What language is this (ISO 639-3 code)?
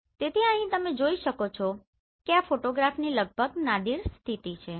guj